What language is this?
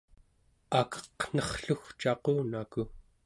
Central Yupik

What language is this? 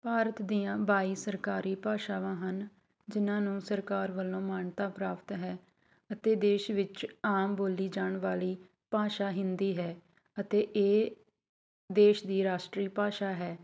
Punjabi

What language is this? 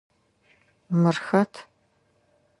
Adyghe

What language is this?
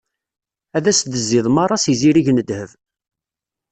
Kabyle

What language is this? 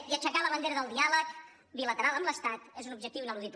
Catalan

